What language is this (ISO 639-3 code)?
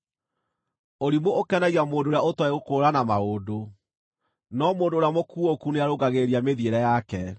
kik